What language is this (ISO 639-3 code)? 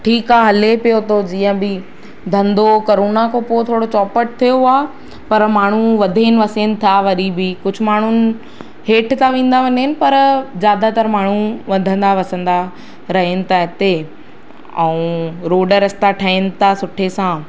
snd